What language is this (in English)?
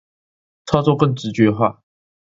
Chinese